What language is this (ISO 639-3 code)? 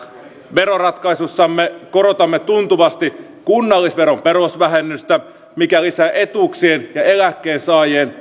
fin